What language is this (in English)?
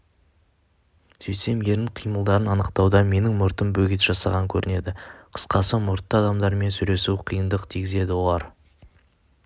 Kazakh